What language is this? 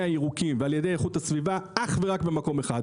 Hebrew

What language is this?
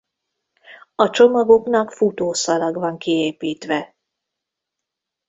Hungarian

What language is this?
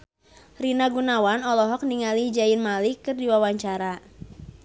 Sundanese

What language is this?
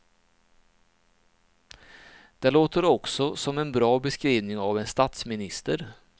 Swedish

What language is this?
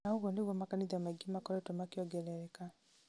Kikuyu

